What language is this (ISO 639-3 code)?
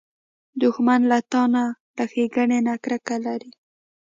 pus